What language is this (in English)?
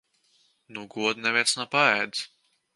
Latvian